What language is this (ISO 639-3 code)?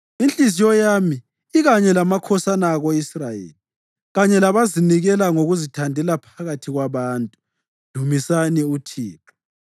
nde